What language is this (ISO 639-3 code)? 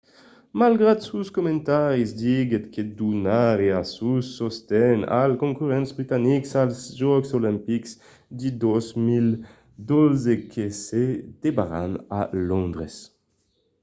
oci